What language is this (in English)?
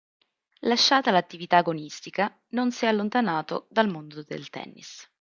Italian